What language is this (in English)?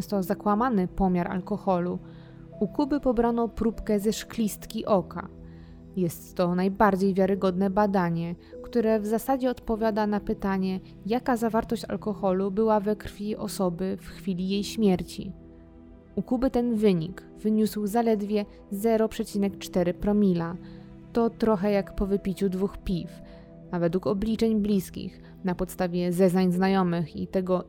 Polish